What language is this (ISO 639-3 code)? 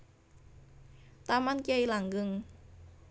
jav